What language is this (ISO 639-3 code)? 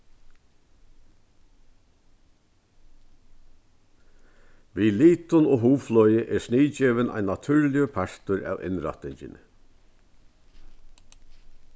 fao